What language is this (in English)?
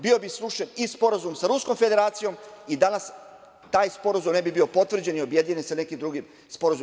Serbian